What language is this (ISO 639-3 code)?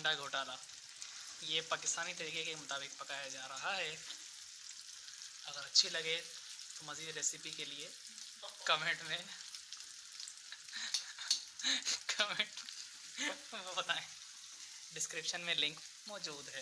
urd